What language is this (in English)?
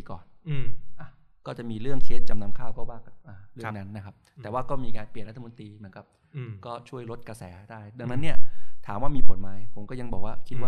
Thai